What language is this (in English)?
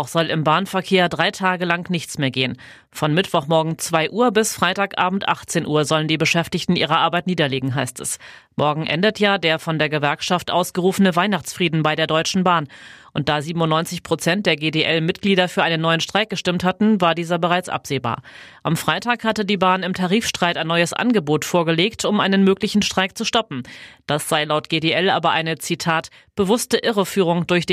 German